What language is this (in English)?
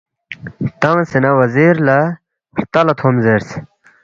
Balti